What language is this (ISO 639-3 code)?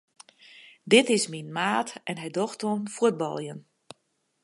fry